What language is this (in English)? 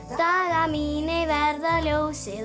Icelandic